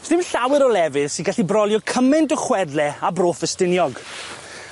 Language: Welsh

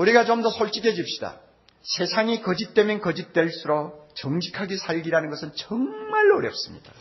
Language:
Korean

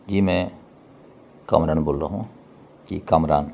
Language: Urdu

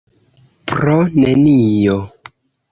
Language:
Esperanto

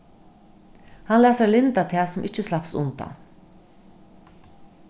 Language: Faroese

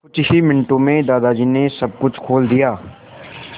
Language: Hindi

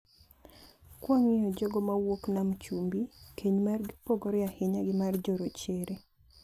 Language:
Luo (Kenya and Tanzania)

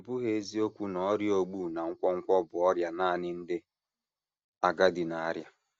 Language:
Igbo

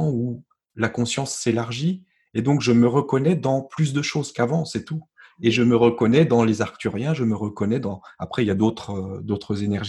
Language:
French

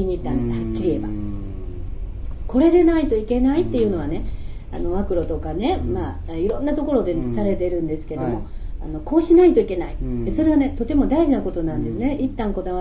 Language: Japanese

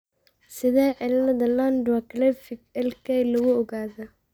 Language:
Somali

